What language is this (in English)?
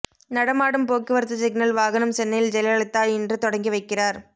Tamil